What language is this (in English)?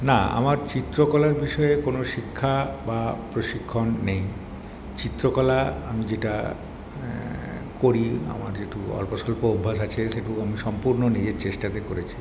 Bangla